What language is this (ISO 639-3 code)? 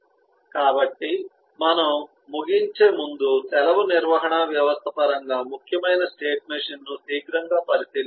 tel